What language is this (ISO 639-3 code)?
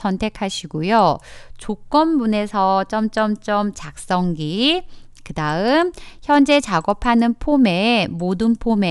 kor